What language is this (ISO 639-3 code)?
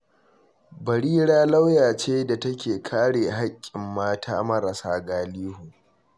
hau